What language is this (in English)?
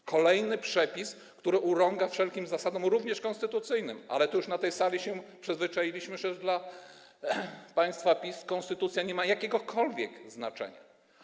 Polish